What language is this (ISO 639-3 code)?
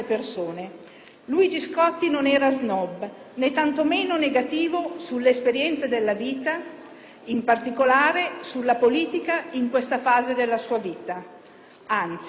ita